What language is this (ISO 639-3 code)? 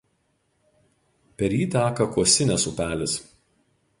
lit